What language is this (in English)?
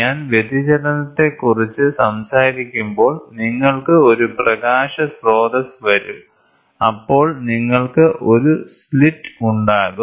Malayalam